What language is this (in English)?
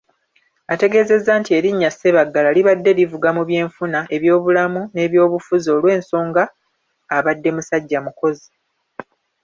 Ganda